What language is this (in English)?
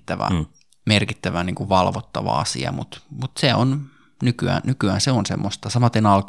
Finnish